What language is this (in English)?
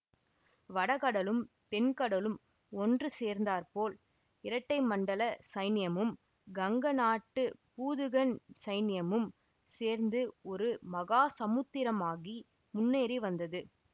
Tamil